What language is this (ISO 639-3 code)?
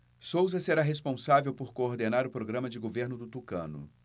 por